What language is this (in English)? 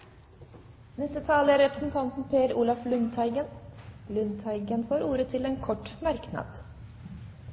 Norwegian Bokmål